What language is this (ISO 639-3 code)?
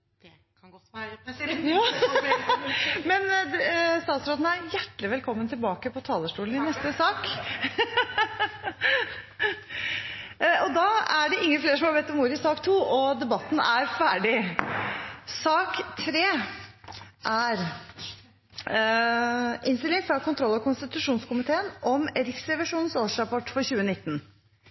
nor